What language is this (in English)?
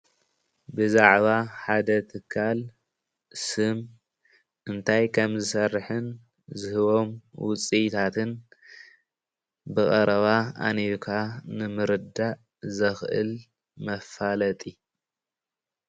Tigrinya